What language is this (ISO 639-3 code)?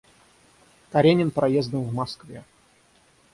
rus